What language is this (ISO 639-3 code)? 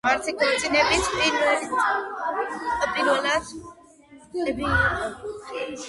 kat